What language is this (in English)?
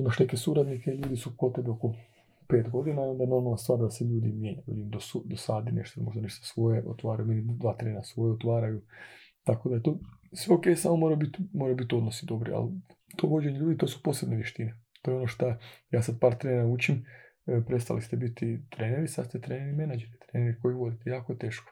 Croatian